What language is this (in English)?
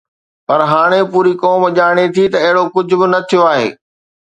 Sindhi